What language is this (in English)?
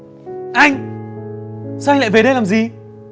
Vietnamese